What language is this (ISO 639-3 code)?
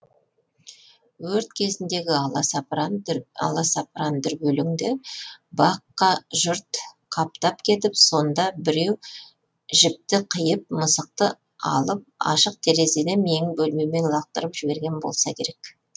kaz